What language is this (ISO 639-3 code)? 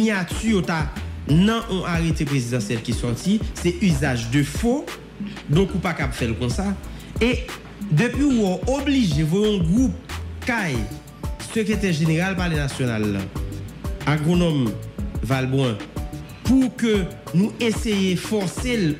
fra